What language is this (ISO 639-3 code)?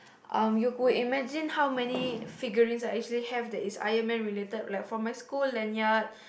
eng